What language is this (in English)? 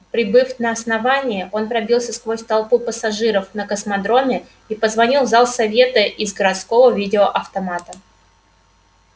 Russian